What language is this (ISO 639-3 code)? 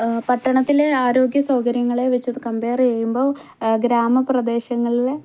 mal